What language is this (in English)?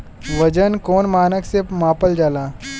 Bhojpuri